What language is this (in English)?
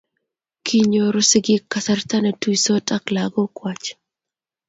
Kalenjin